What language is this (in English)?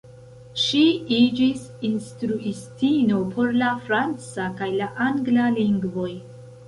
Esperanto